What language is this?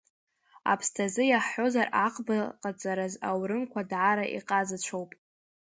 Abkhazian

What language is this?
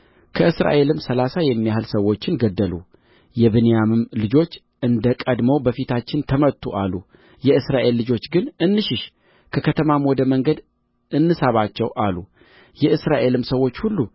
Amharic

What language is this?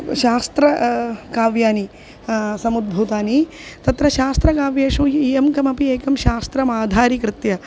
Sanskrit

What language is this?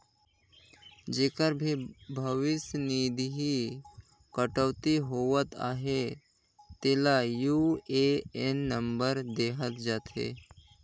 Chhattisgarhi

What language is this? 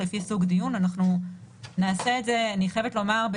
Hebrew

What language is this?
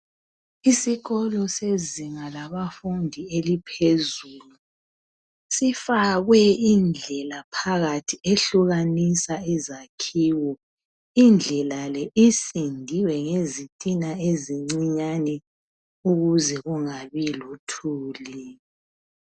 North Ndebele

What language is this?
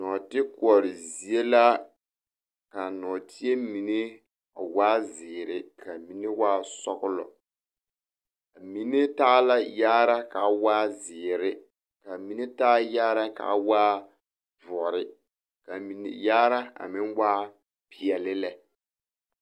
Southern Dagaare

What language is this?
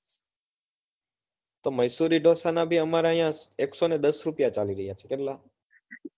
Gujarati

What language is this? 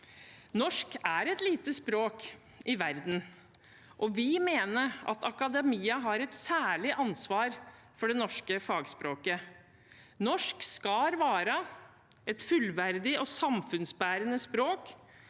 Norwegian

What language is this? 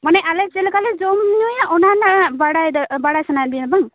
Santali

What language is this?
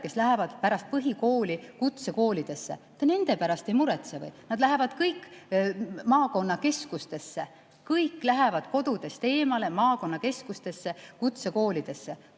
Estonian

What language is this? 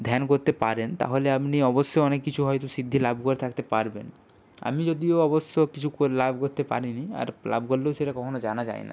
Bangla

